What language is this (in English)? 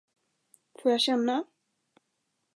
Swedish